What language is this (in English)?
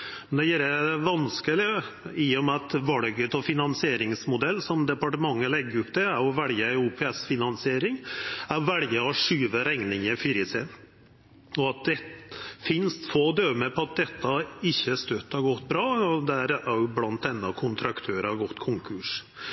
Norwegian Nynorsk